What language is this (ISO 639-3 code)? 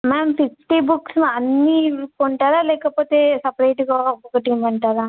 tel